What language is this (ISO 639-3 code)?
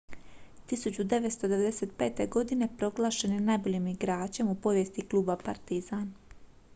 hrv